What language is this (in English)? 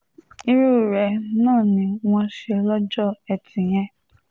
Yoruba